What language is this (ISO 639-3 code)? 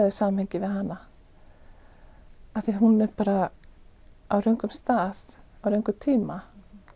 isl